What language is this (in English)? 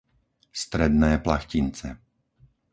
Slovak